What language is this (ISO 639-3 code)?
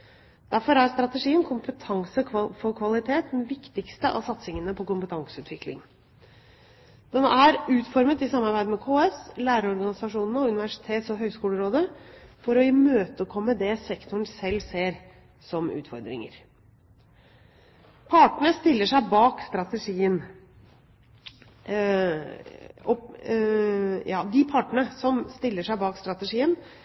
nob